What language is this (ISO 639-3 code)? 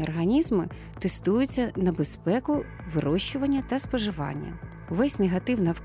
ukr